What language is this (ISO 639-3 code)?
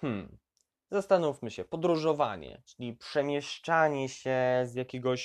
pol